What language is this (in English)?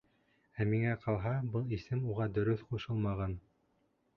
Bashkir